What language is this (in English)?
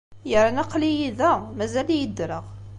Kabyle